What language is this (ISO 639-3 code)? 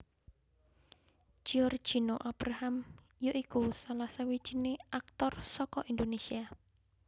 jav